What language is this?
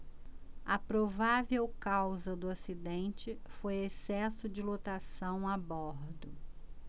Portuguese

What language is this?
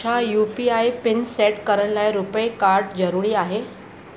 Sindhi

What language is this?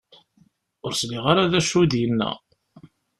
Kabyle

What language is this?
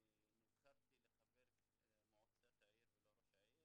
Hebrew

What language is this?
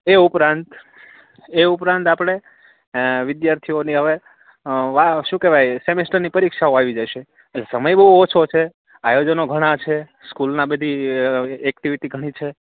Gujarati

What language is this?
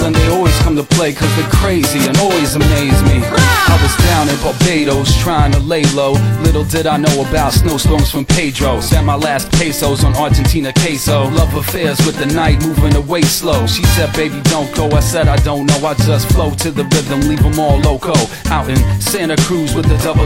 Greek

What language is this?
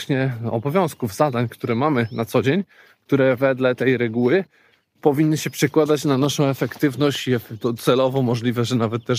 Polish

